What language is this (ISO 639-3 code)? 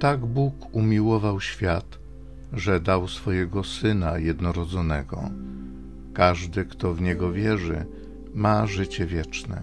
pol